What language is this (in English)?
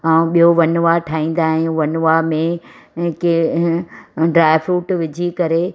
Sindhi